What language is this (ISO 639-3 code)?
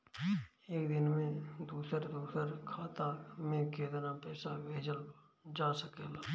bho